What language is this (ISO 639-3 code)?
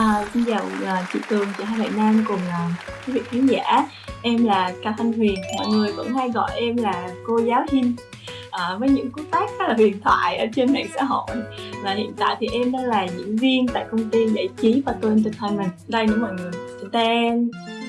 vie